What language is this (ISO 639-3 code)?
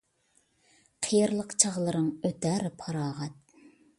uig